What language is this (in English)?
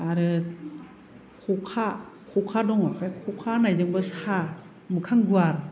Bodo